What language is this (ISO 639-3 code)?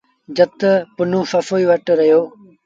sbn